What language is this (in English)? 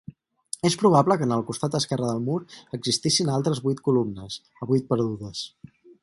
Catalan